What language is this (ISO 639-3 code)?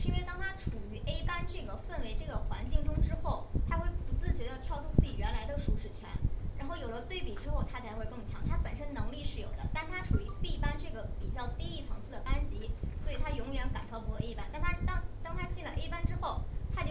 zho